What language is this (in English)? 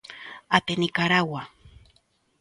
Galician